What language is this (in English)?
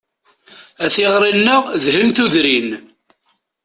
Kabyle